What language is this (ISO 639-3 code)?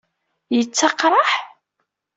kab